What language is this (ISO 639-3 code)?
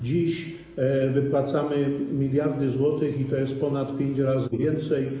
pol